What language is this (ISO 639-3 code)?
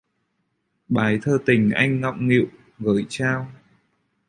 vie